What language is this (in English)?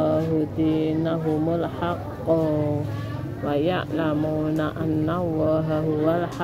Indonesian